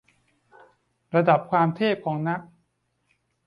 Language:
Thai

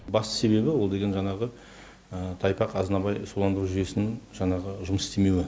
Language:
Kazakh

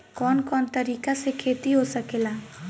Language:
Bhojpuri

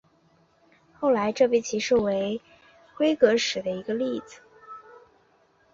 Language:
Chinese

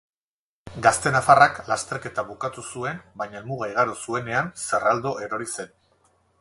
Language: Basque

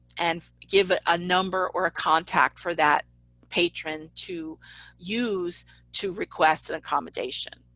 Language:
English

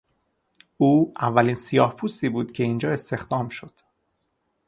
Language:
Persian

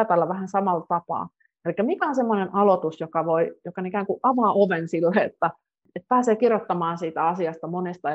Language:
Finnish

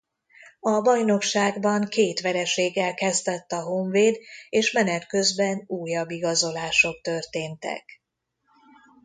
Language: Hungarian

